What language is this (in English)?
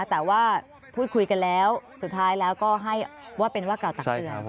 Thai